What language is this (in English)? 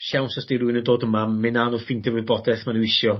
Welsh